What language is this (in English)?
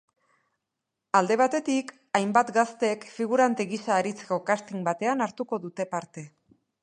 Basque